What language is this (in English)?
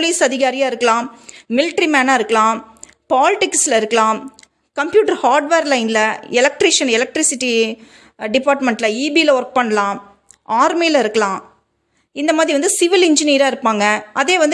Tamil